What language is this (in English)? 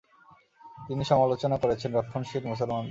Bangla